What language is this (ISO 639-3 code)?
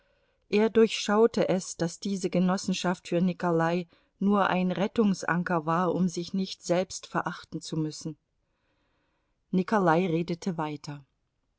deu